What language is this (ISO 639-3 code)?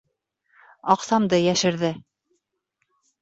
bak